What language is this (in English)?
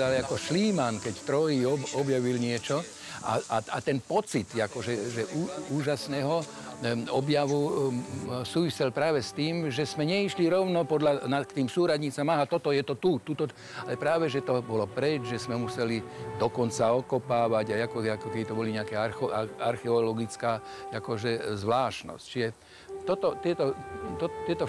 Slovak